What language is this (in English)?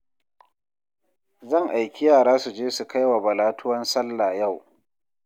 Hausa